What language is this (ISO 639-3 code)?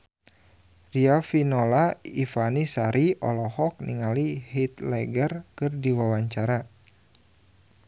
sun